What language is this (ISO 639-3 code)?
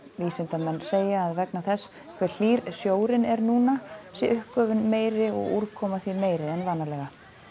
isl